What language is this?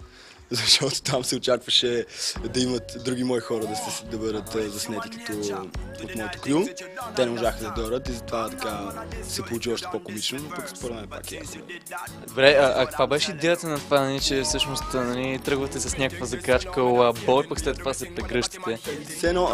Bulgarian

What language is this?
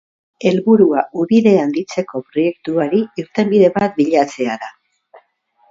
Basque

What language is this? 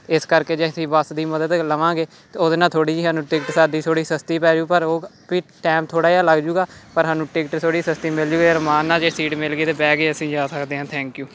Punjabi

